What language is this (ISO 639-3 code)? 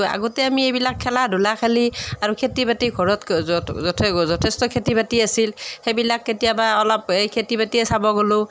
asm